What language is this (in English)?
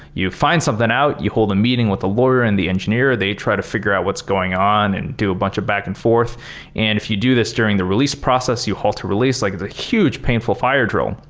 English